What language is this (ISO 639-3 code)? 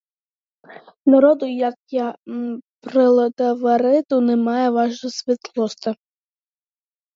ukr